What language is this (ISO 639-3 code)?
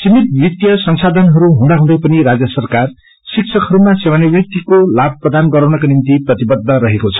nep